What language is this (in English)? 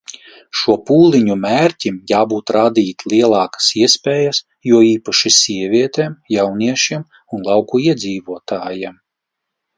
Latvian